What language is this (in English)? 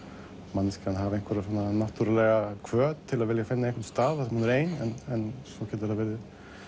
Icelandic